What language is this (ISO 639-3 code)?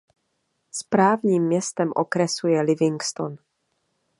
ces